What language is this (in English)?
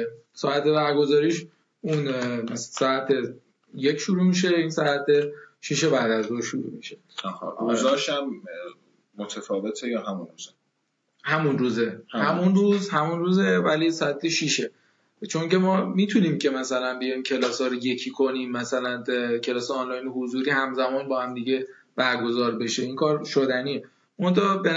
Persian